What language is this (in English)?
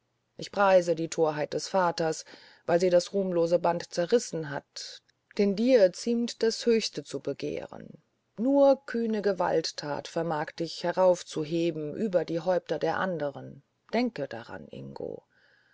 German